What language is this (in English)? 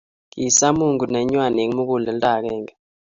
Kalenjin